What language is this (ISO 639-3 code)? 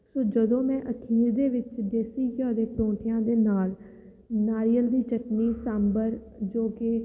pan